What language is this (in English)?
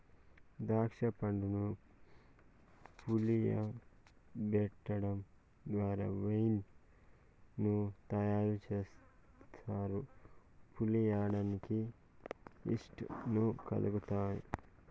Telugu